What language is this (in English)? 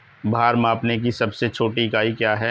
Hindi